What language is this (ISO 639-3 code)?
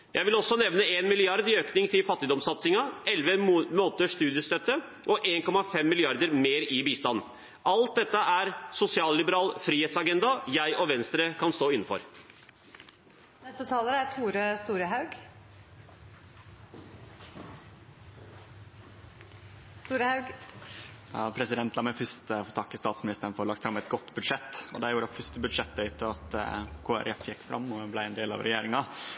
nor